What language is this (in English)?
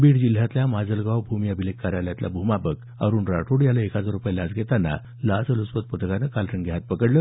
Marathi